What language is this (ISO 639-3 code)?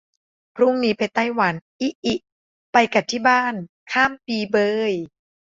tha